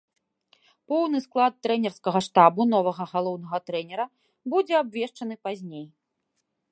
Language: Belarusian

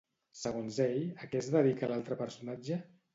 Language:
Catalan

